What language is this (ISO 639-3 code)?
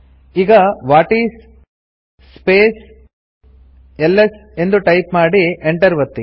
kan